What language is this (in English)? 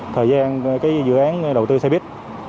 Vietnamese